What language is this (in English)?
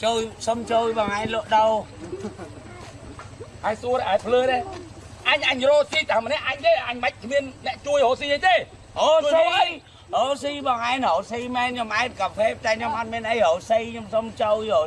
Vietnamese